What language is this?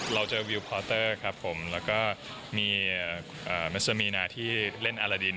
Thai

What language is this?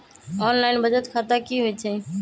Magahi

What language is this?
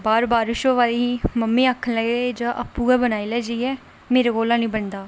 Dogri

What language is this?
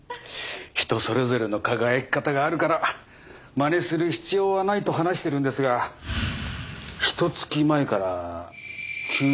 Japanese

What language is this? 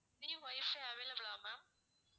Tamil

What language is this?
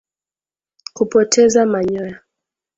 Swahili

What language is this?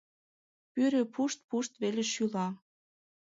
Mari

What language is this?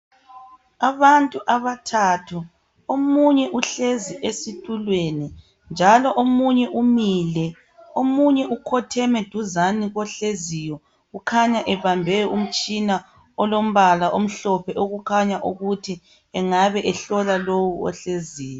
North Ndebele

